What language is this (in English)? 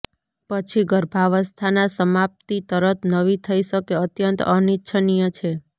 Gujarati